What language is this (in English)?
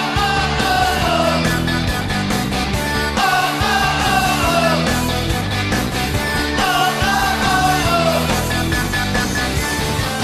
Polish